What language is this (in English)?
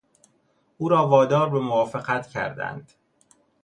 Persian